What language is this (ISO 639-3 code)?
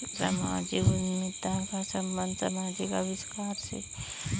hin